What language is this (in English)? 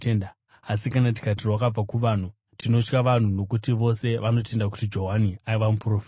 Shona